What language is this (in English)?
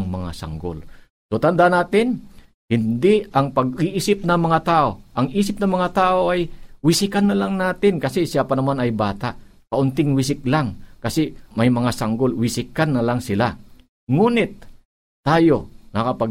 Filipino